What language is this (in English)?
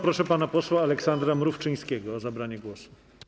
Polish